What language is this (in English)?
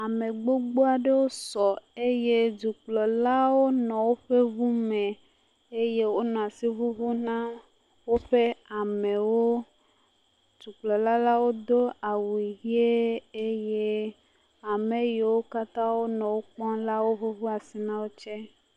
Ewe